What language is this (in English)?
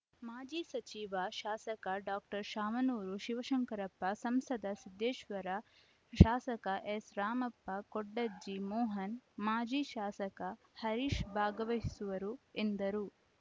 Kannada